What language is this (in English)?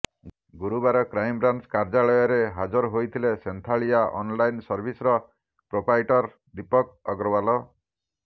Odia